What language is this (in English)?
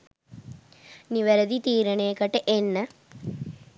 Sinhala